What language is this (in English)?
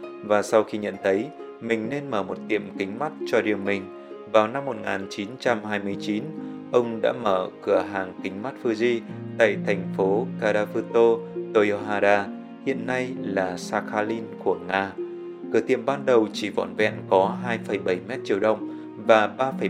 Vietnamese